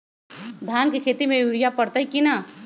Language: Magahi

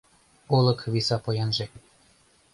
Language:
Mari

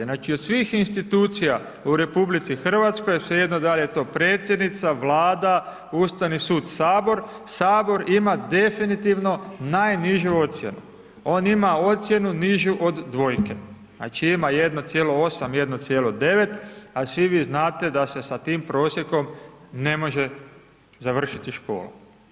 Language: Croatian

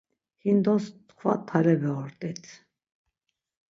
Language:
Laz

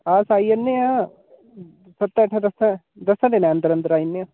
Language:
Dogri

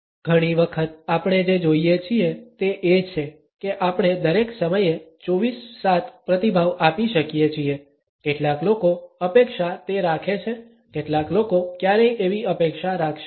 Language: Gujarati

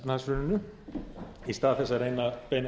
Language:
Icelandic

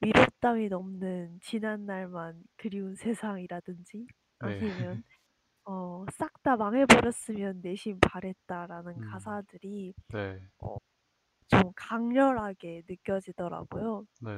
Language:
Korean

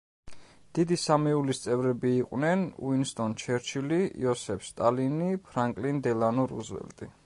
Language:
Georgian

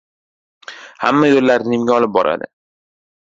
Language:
Uzbek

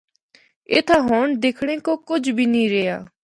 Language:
Northern Hindko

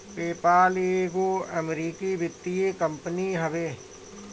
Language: Bhojpuri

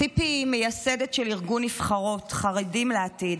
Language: Hebrew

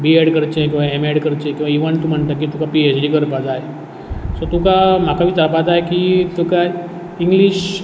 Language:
Konkani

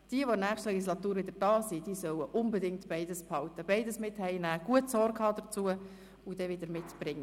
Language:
Swiss German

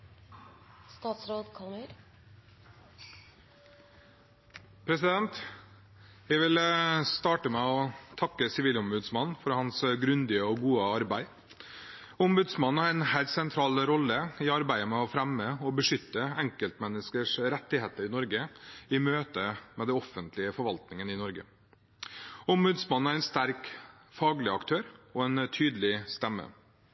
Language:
Norwegian Bokmål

